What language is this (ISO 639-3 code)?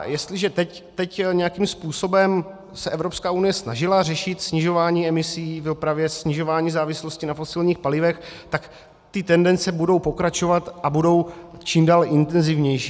ces